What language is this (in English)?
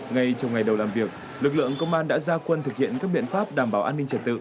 Vietnamese